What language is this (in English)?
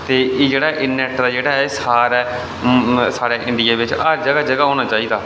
Dogri